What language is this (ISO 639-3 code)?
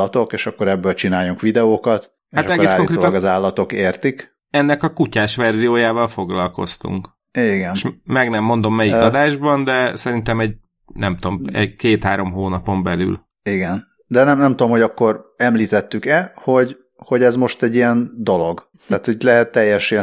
hun